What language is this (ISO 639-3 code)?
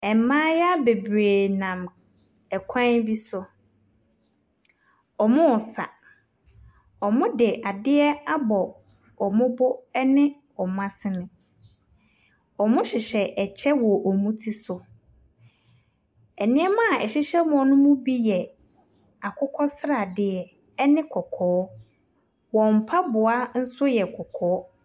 aka